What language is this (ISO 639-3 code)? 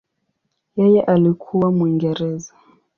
swa